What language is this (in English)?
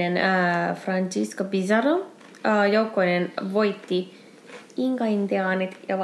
Finnish